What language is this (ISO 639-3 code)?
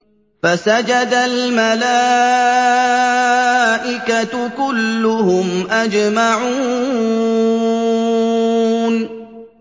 ara